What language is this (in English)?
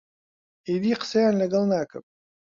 Central Kurdish